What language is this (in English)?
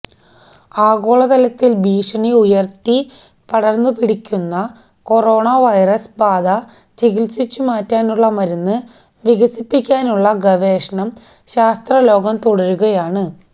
Malayalam